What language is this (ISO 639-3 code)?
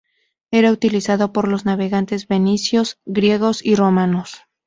spa